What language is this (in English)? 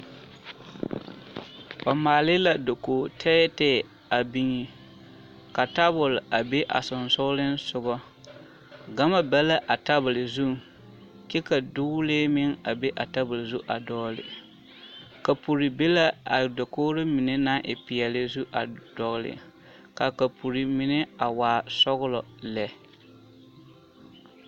Southern Dagaare